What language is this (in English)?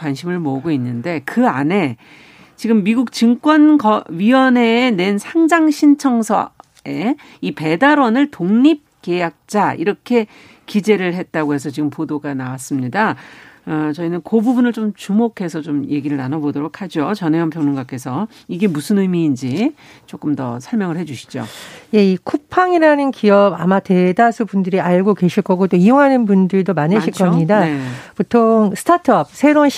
Korean